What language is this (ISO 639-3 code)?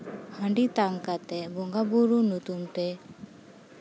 sat